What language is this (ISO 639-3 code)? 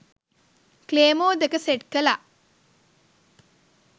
sin